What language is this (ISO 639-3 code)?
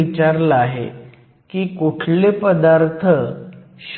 mar